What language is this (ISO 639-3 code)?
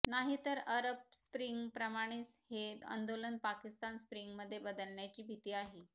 mar